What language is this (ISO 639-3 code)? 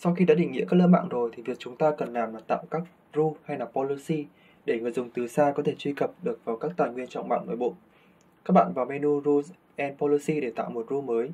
vie